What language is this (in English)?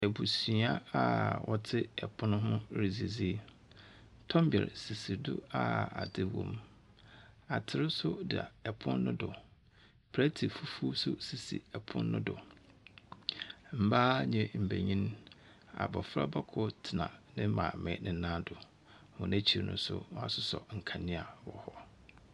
Akan